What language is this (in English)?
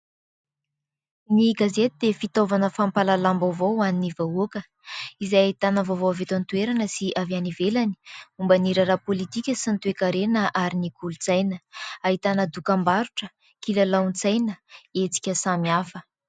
Malagasy